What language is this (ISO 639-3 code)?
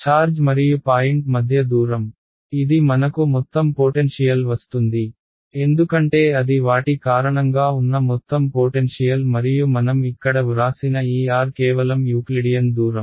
tel